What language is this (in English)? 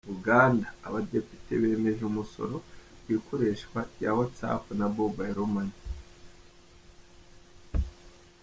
Kinyarwanda